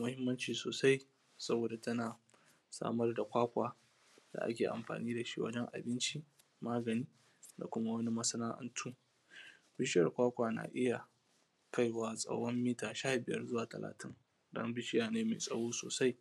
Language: Hausa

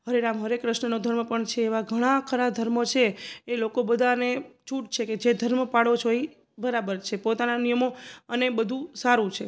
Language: Gujarati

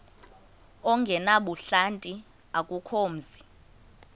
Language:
Xhosa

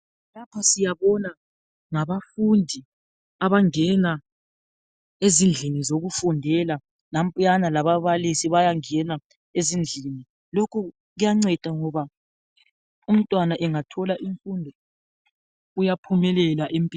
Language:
North Ndebele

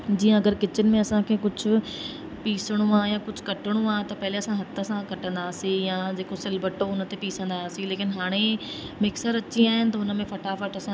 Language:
Sindhi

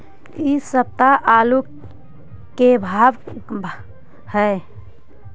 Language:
Magahi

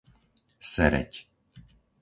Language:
Slovak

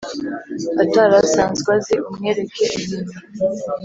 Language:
Kinyarwanda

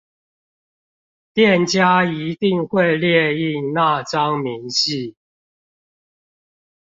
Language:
Chinese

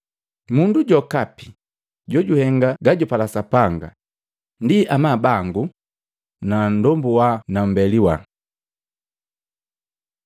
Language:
Matengo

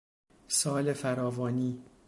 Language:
Persian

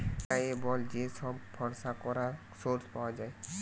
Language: Bangla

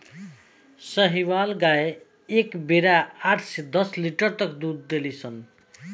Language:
Bhojpuri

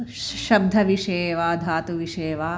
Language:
Sanskrit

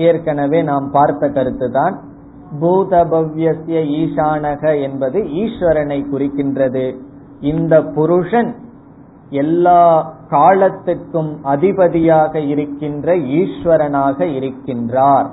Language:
Tamil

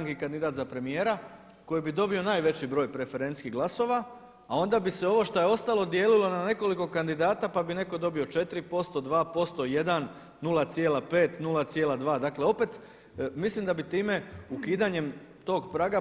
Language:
Croatian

